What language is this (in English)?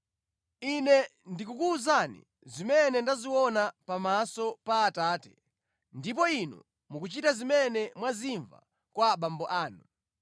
Nyanja